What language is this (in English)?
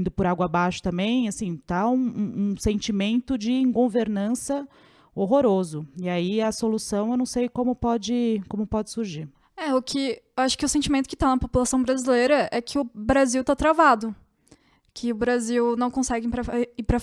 Portuguese